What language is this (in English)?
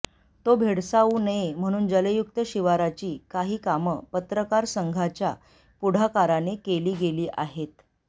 Marathi